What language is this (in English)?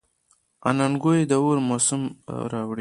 Pashto